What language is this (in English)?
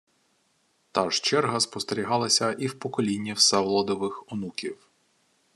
Ukrainian